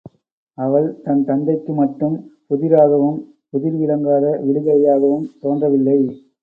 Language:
Tamil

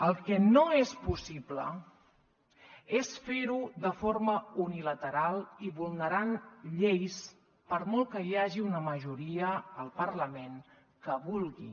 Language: Catalan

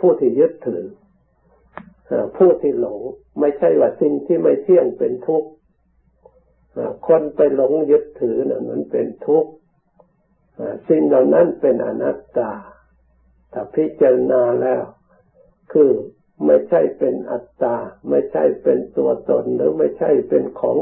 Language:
Thai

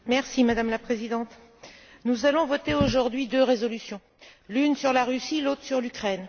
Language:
French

